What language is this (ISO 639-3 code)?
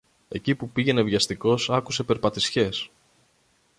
ell